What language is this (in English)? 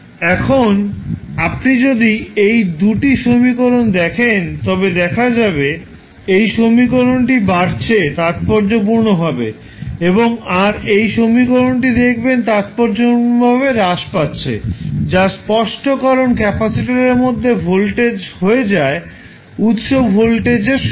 Bangla